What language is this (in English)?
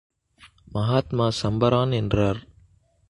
Tamil